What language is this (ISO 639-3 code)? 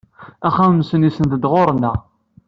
kab